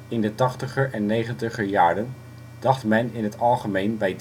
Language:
Dutch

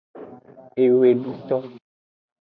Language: Aja (Benin)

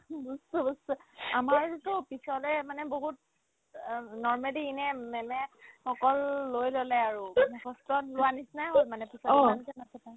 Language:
Assamese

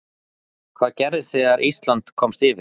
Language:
Icelandic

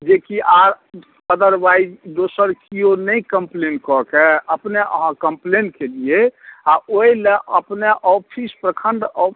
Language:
Maithili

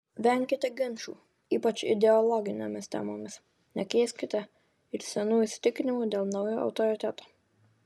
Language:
Lithuanian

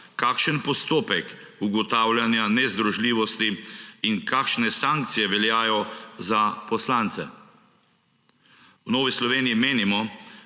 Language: Slovenian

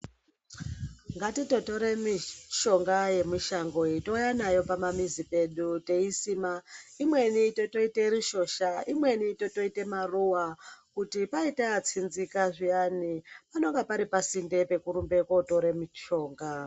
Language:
Ndau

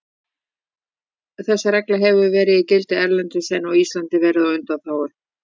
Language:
Icelandic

